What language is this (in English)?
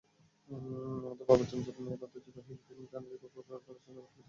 Bangla